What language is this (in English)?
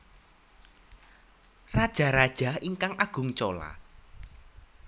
Javanese